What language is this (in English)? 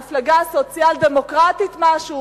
Hebrew